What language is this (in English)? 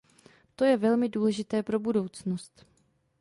Czech